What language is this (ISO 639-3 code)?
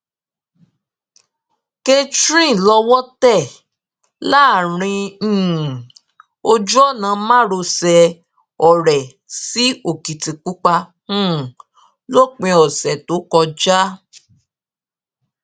yor